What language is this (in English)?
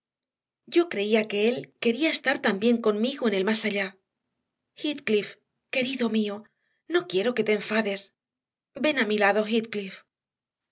Spanish